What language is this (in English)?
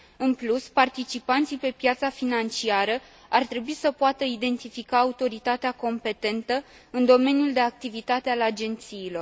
Romanian